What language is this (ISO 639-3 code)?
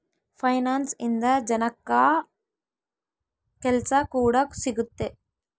kan